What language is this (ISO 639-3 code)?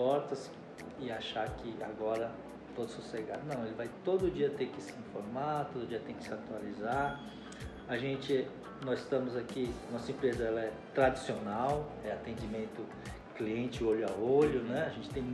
por